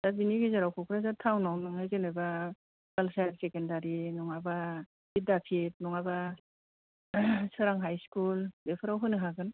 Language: Bodo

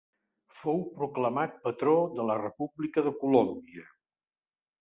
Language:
Catalan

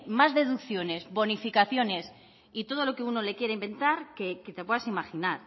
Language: Spanish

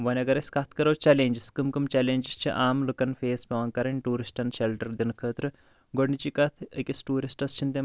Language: Kashmiri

